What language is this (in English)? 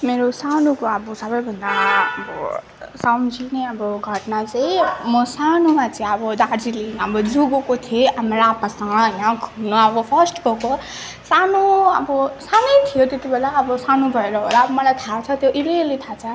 Nepali